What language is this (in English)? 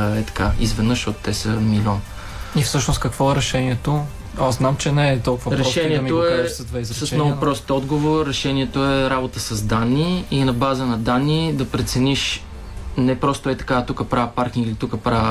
Bulgarian